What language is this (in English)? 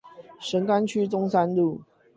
Chinese